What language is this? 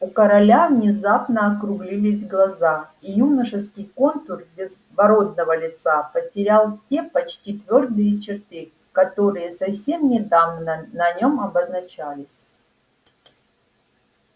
Russian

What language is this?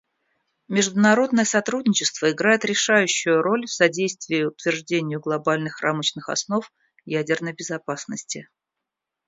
Russian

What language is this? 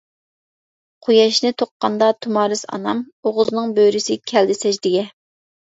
Uyghur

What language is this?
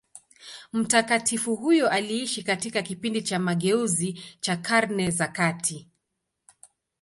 Swahili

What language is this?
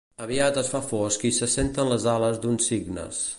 Catalan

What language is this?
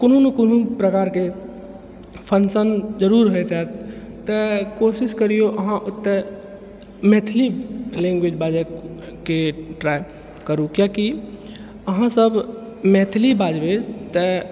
Maithili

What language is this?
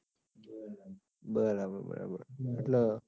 Gujarati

